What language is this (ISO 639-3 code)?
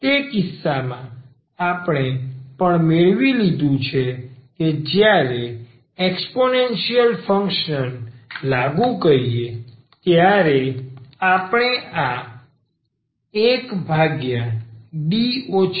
guj